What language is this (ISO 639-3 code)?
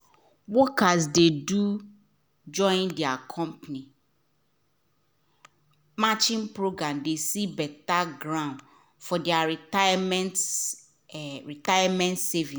pcm